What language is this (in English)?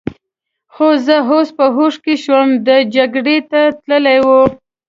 Pashto